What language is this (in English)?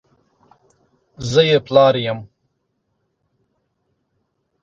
Pashto